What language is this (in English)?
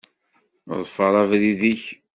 Kabyle